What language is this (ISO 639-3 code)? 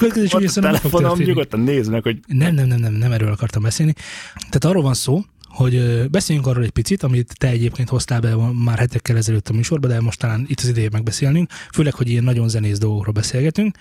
hun